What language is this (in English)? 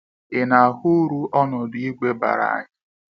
Igbo